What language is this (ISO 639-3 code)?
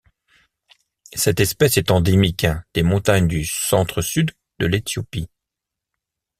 fra